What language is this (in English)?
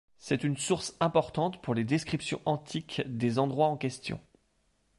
French